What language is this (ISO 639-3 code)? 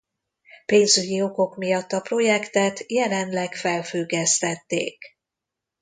hun